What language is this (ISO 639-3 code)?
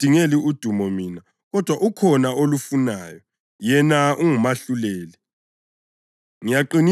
nde